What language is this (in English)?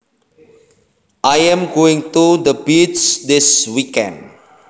Javanese